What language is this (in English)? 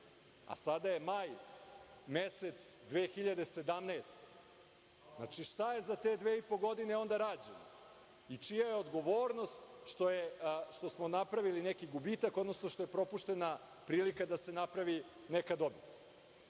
Serbian